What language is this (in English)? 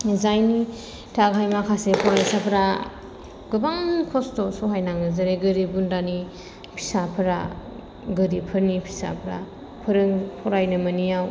Bodo